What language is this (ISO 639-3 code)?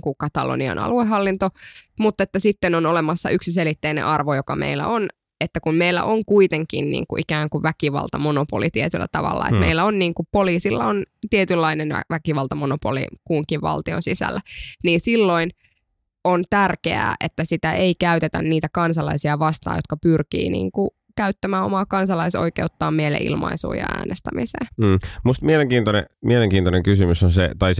fin